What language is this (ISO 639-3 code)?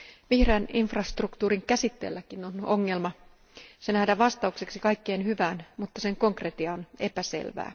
fin